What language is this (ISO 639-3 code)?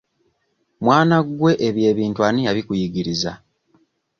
lug